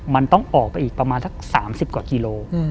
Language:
Thai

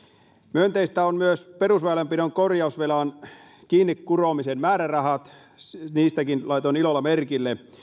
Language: Finnish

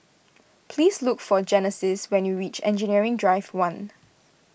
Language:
English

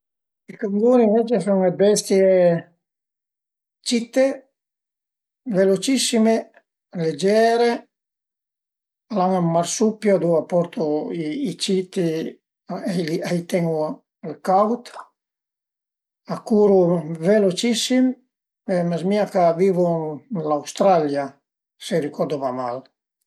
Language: Piedmontese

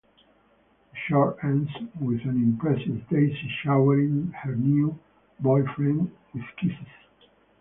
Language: English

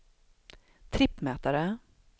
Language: Swedish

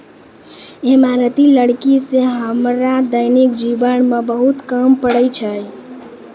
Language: Maithili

